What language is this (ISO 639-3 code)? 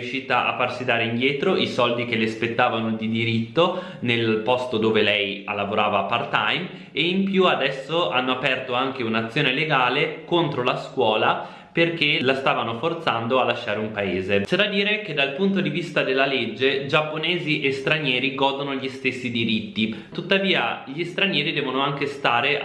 ita